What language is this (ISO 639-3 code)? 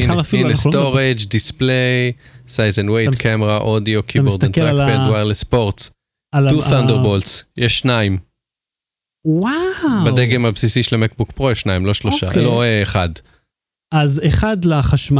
heb